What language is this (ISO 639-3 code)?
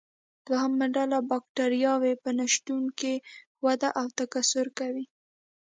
pus